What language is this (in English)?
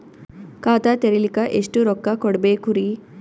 Kannada